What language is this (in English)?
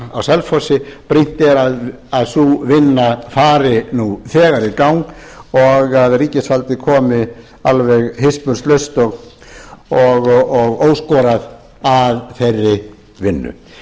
Icelandic